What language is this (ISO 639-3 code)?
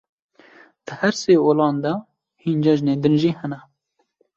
kur